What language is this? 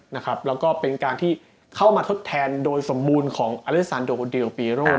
Thai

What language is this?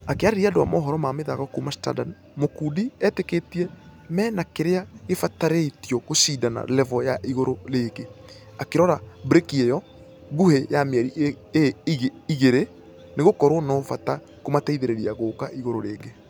Kikuyu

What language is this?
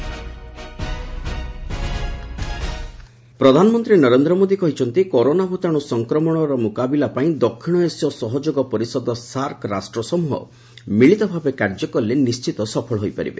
Odia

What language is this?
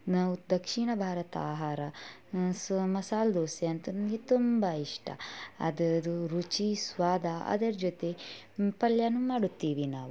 Kannada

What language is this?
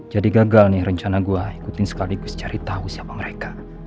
Indonesian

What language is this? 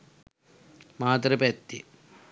Sinhala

